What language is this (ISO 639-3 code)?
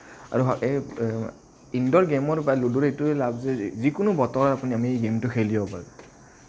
asm